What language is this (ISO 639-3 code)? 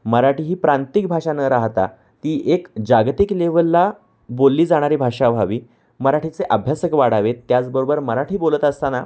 mar